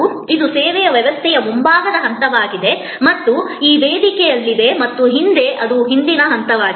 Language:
Kannada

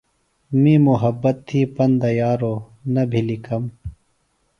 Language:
Phalura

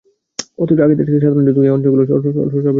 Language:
Bangla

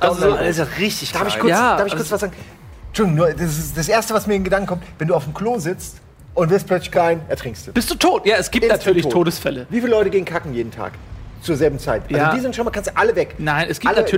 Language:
German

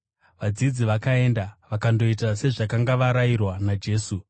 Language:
Shona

